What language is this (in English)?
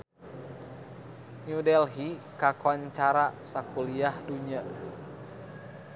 Sundanese